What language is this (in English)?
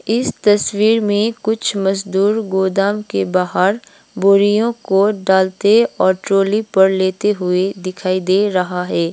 Hindi